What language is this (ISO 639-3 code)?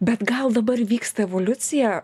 lit